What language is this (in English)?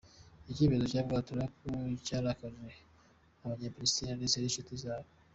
Kinyarwanda